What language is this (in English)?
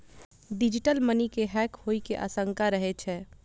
Maithili